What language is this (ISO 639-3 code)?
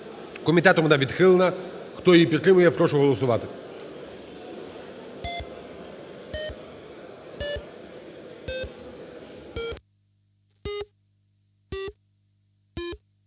ukr